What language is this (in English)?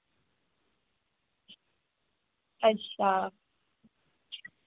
Dogri